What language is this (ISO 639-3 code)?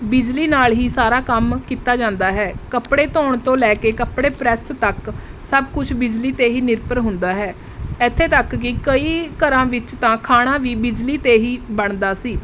pan